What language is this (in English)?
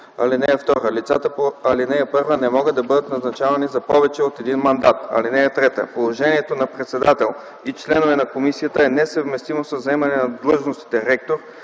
Bulgarian